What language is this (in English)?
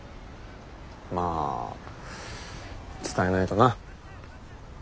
Japanese